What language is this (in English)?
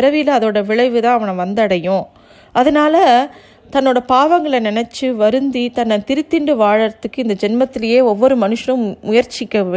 Tamil